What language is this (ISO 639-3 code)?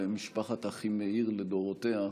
heb